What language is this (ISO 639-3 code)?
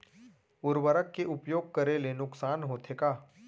hne